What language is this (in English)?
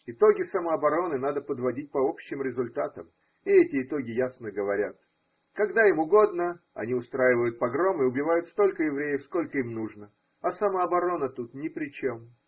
Russian